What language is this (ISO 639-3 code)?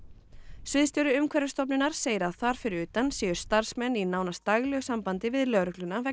isl